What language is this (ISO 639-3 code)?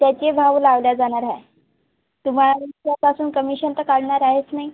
mar